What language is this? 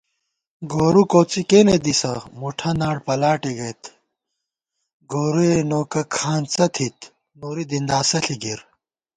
Gawar-Bati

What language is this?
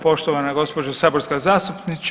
Croatian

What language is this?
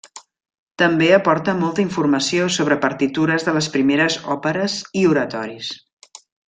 Catalan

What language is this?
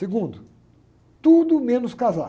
Portuguese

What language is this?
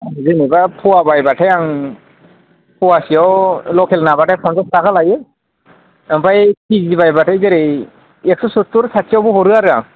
Bodo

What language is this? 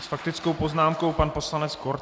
Czech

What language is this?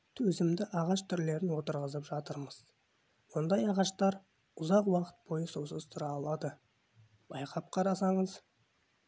Kazakh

